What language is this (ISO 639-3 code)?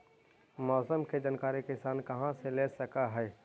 mag